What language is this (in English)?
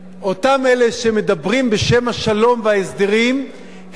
Hebrew